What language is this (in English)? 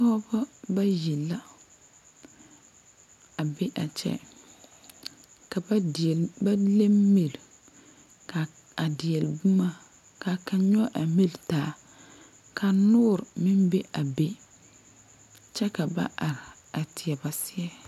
Southern Dagaare